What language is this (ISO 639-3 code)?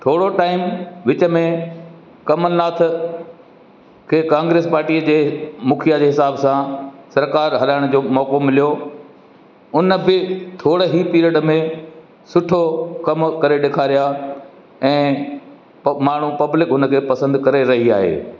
snd